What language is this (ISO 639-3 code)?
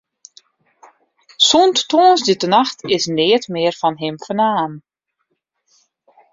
fry